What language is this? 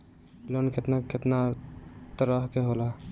Bhojpuri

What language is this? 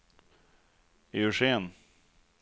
Swedish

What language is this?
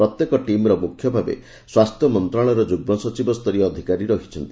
Odia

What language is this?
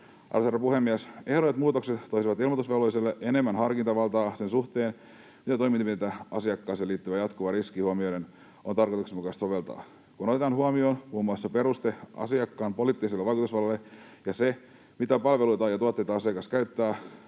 Finnish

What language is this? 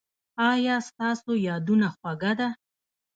Pashto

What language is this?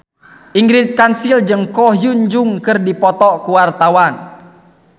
Sundanese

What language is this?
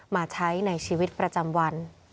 Thai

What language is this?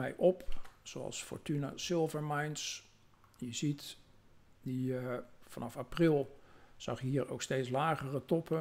Dutch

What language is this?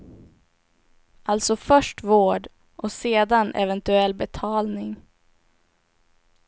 Swedish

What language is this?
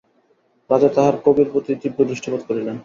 Bangla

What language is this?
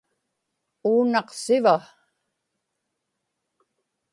Inupiaq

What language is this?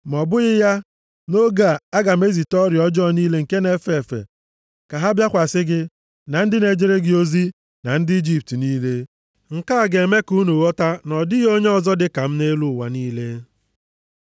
Igbo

